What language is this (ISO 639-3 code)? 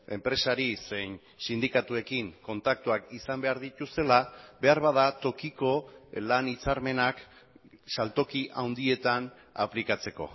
eus